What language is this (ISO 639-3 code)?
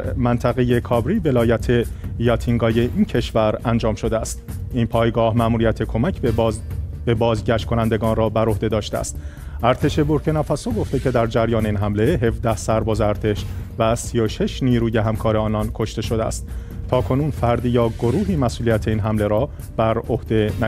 fas